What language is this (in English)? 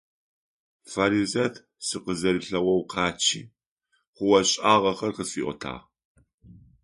Adyghe